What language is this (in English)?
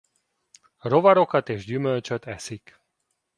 Hungarian